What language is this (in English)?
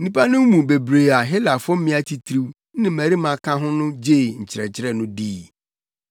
Akan